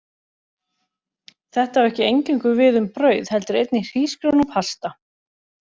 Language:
Icelandic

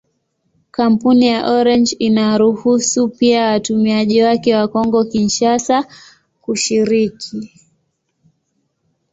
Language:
Swahili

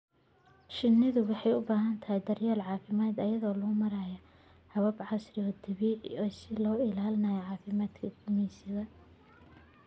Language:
Somali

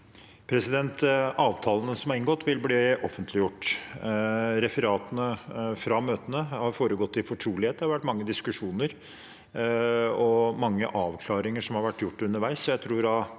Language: Norwegian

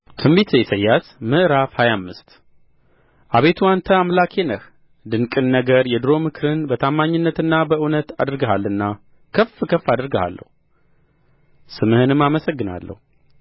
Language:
Amharic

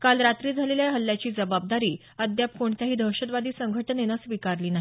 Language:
Marathi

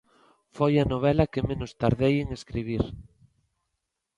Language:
Galician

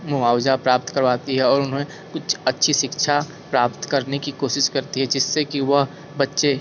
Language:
Hindi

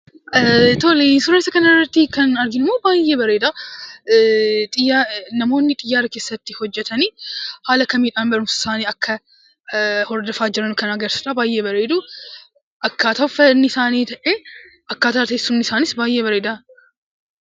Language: Oromo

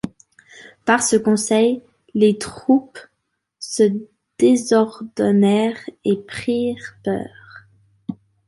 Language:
French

